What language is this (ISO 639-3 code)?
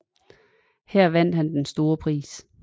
dan